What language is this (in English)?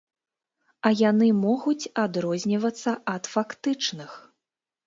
Belarusian